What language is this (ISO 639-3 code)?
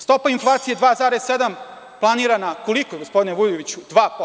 srp